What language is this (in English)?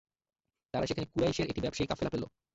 Bangla